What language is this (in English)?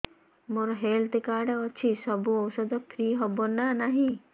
Odia